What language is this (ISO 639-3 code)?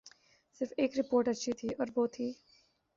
urd